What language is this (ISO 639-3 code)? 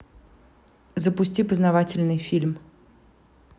rus